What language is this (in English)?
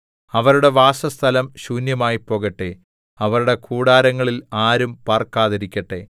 Malayalam